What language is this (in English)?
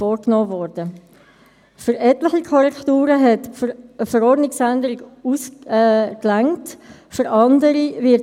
Swiss German